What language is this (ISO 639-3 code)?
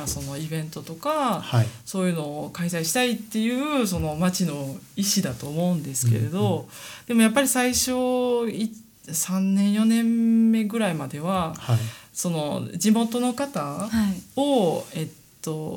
jpn